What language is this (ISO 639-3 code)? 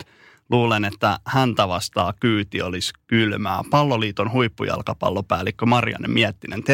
fin